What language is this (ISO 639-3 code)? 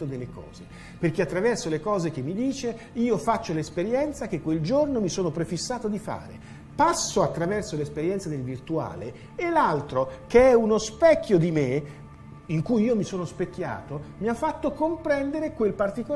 ita